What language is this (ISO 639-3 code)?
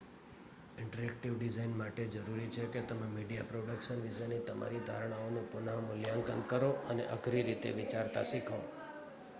guj